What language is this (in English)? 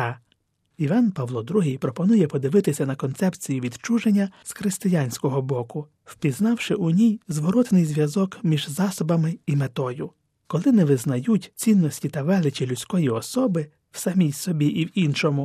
Ukrainian